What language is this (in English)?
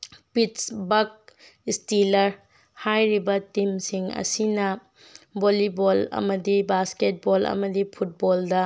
Manipuri